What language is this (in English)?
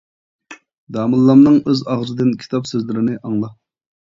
Uyghur